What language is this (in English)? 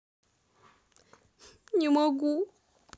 Russian